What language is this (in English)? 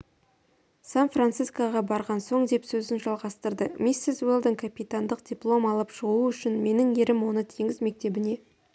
Kazakh